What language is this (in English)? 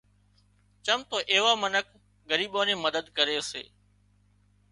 Wadiyara Koli